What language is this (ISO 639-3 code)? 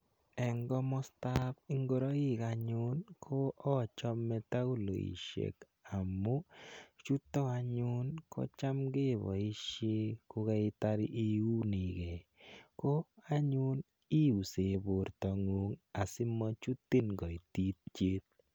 kln